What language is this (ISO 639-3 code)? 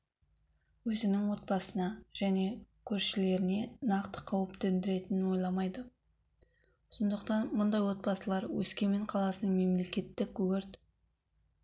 kaz